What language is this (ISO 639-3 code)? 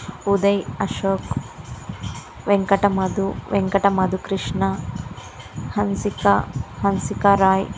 tel